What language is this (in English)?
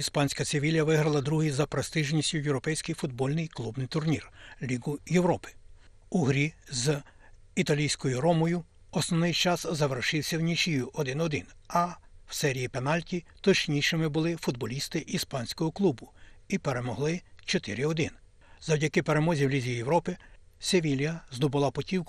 Ukrainian